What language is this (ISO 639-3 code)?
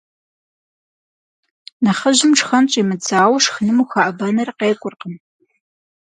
kbd